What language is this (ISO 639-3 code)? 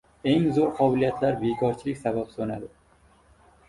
uzb